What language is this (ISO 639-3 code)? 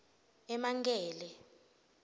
ssw